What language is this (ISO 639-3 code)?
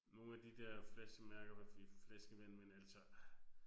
dan